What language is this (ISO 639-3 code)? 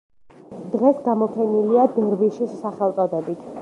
kat